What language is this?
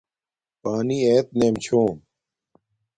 Domaaki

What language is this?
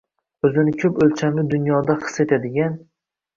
Uzbek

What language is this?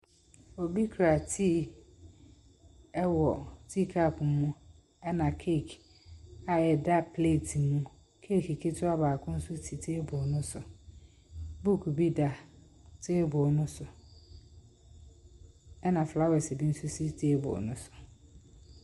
Akan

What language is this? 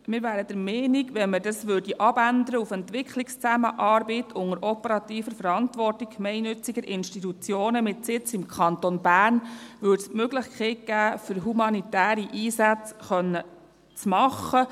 Swiss German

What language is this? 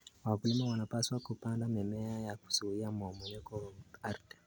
Kalenjin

